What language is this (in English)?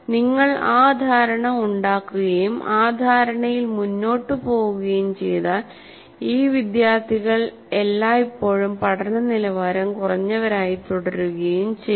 Malayalam